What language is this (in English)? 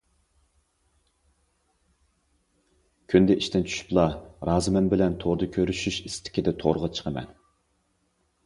Uyghur